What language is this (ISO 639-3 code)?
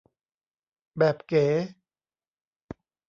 tha